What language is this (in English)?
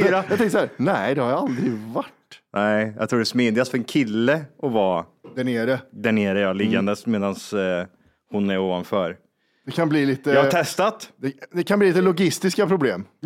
Swedish